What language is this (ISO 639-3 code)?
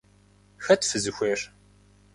kbd